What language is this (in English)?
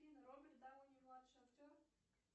Russian